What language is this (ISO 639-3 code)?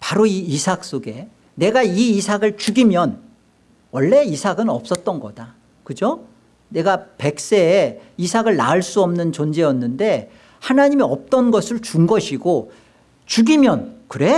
kor